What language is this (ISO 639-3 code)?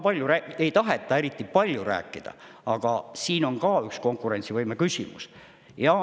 est